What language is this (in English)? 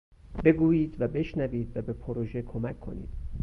Persian